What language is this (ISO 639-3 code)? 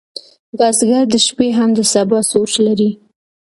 pus